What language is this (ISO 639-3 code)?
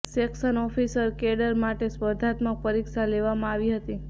guj